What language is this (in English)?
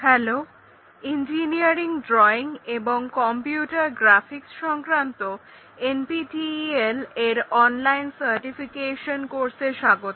Bangla